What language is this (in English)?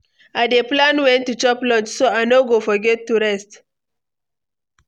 Nigerian Pidgin